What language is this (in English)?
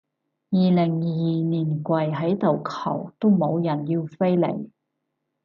Cantonese